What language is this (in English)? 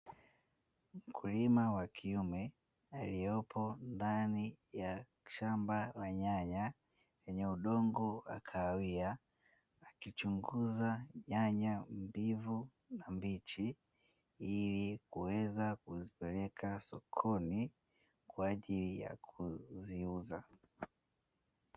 Swahili